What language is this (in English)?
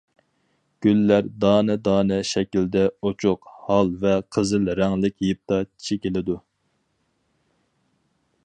Uyghur